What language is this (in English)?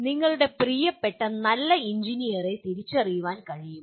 Malayalam